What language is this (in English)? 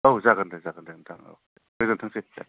Bodo